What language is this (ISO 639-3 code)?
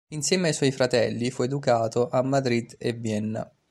ita